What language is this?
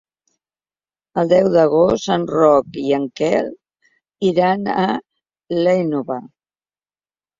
Catalan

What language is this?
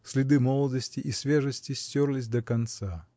Russian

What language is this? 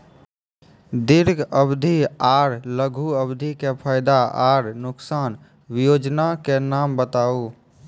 Maithili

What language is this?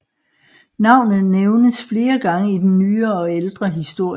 Danish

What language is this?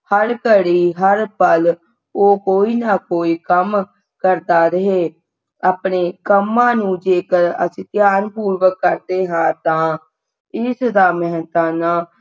Punjabi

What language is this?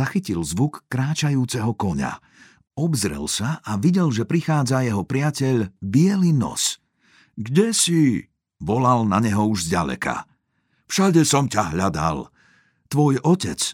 Slovak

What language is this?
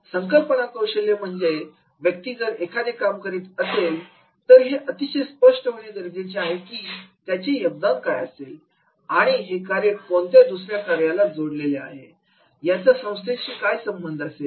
Marathi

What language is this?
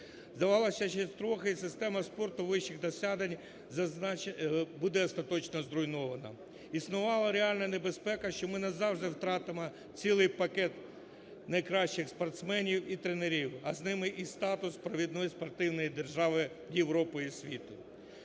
Ukrainian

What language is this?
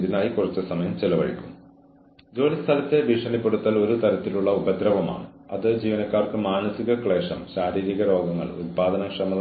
Malayalam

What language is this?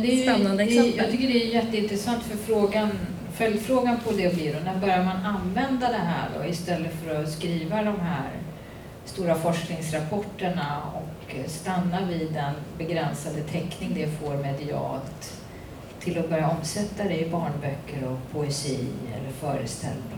Swedish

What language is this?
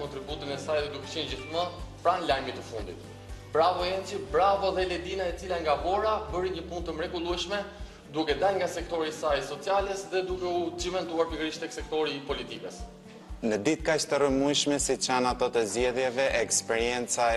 Romanian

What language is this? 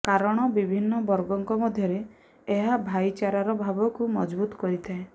Odia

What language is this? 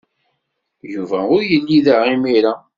Kabyle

